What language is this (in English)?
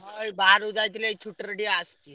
Odia